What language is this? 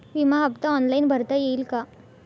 Marathi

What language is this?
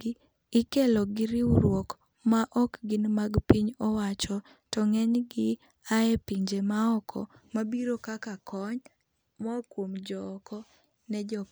Luo (Kenya and Tanzania)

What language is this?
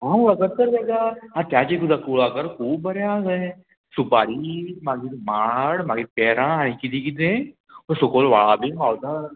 Konkani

